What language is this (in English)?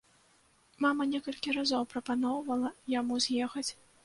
Belarusian